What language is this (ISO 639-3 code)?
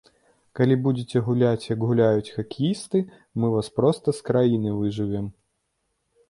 bel